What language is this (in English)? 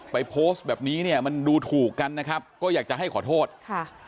Thai